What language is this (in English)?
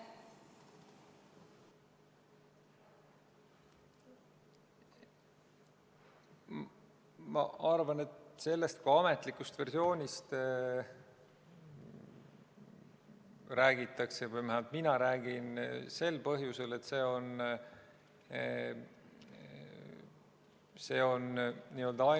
Estonian